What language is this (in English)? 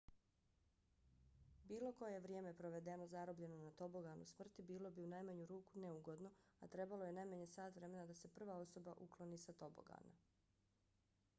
Bosnian